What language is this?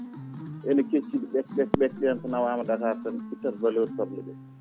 Fula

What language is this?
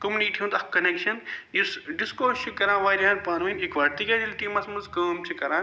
Kashmiri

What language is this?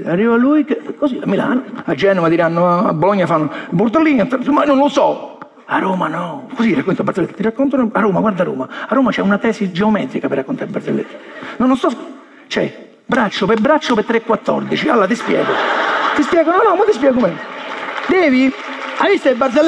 Italian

